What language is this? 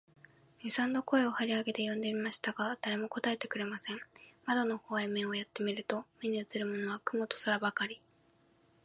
Japanese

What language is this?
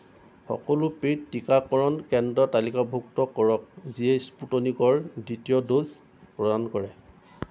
Assamese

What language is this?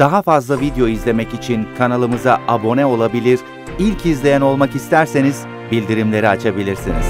Turkish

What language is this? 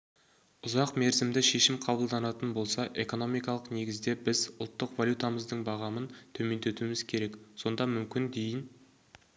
Kazakh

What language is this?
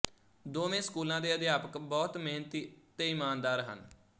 Punjabi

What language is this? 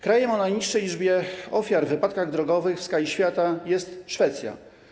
Polish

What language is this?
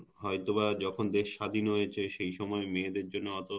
Bangla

